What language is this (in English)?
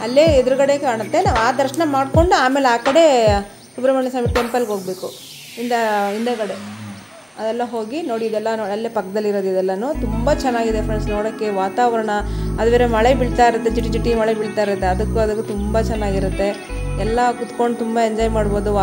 Turkish